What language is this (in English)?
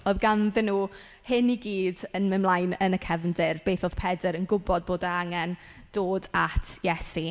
Welsh